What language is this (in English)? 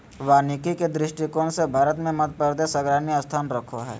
Magahi